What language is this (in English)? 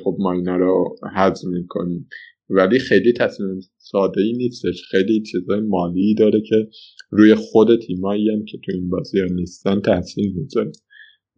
Persian